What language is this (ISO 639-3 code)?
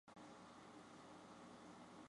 zho